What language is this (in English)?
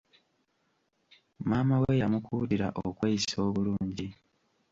Ganda